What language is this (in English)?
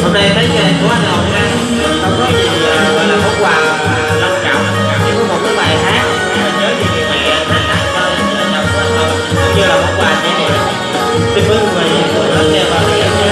Vietnamese